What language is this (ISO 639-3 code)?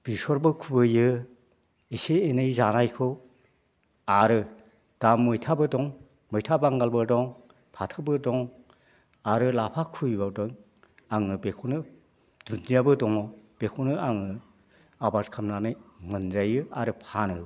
brx